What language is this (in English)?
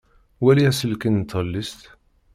Kabyle